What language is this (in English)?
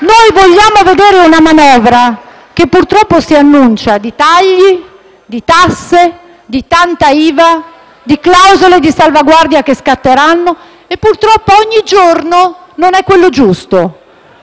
Italian